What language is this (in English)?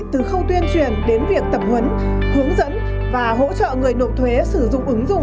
Vietnamese